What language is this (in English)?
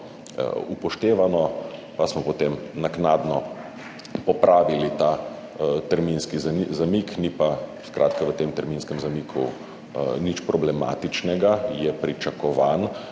Slovenian